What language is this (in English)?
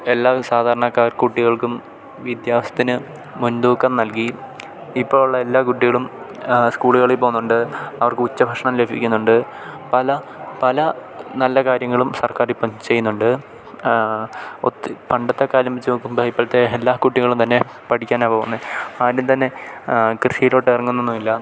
Malayalam